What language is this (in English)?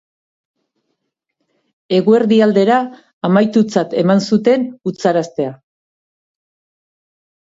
Basque